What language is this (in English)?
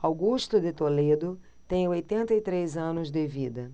Portuguese